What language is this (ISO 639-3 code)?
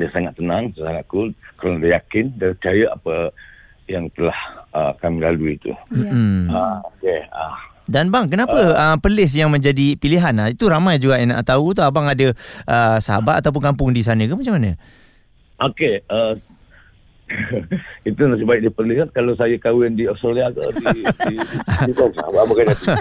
msa